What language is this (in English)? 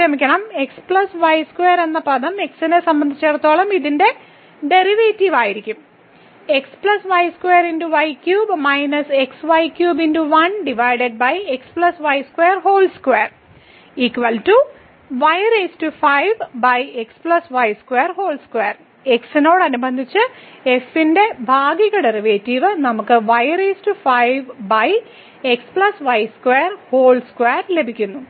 Malayalam